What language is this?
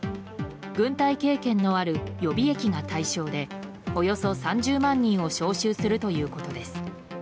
Japanese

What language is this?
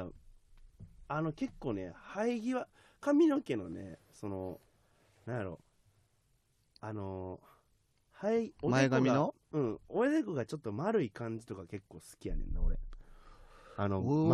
Japanese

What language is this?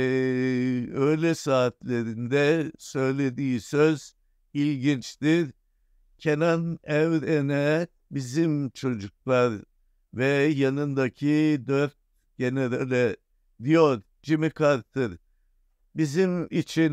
Turkish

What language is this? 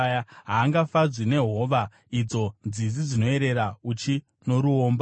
Shona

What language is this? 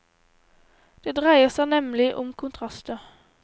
Norwegian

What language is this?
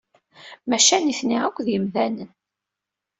Kabyle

